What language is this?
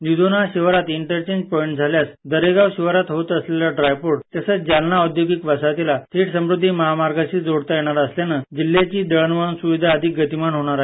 Marathi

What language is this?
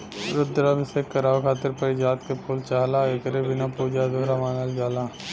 Bhojpuri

